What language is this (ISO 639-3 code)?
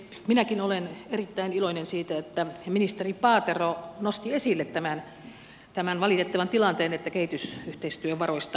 fin